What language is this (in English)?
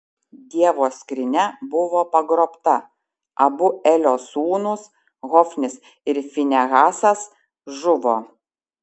Lithuanian